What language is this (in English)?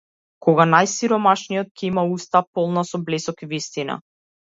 Macedonian